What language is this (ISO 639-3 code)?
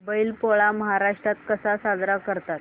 mar